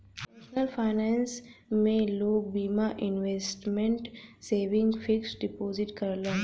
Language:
Bhojpuri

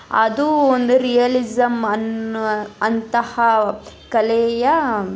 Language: Kannada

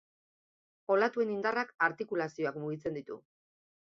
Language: Basque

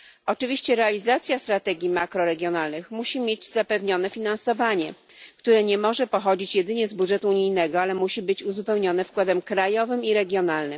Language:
Polish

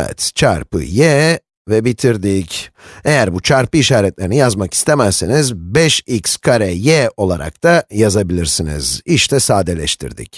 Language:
Turkish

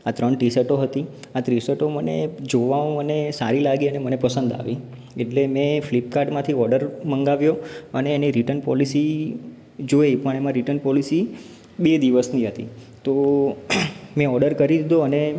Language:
Gujarati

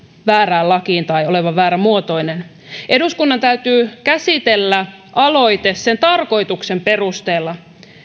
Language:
Finnish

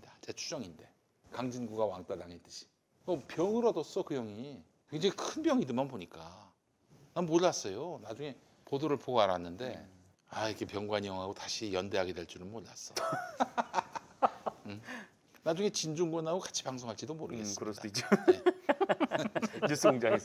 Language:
Korean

